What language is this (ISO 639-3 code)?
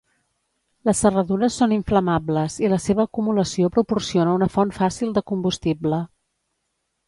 cat